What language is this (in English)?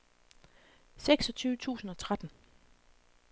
Danish